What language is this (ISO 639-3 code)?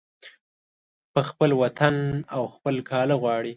pus